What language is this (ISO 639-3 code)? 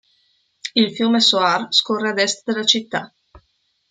ita